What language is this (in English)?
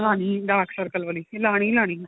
Punjabi